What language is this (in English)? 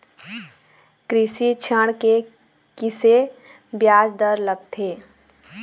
Chhattisgarhi